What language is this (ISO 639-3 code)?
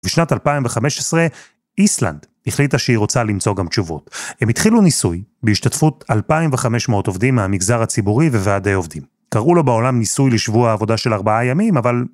heb